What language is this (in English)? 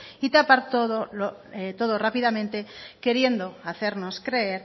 Spanish